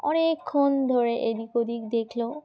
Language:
Bangla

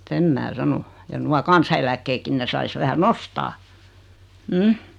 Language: Finnish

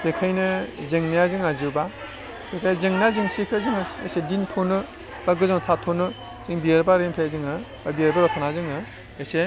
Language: Bodo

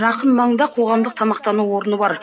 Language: Kazakh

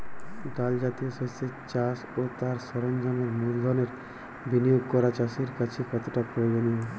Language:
Bangla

